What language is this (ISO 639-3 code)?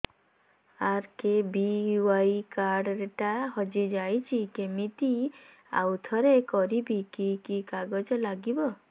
ori